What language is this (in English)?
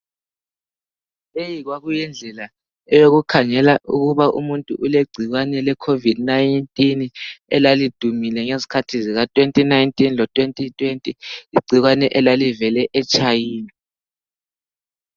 North Ndebele